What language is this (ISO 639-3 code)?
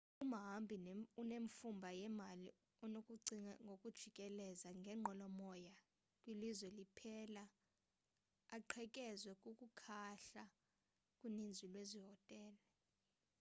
xho